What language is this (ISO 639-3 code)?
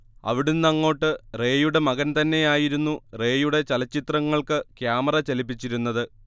mal